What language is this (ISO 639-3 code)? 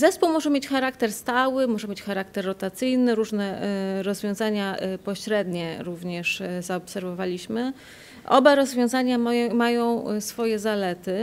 pol